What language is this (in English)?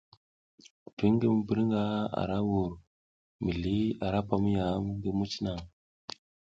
South Giziga